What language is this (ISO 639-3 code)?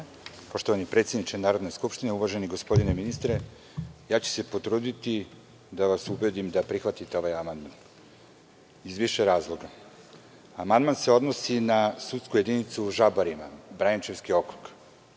srp